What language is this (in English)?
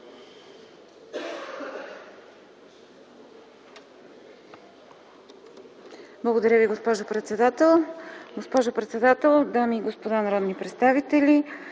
Bulgarian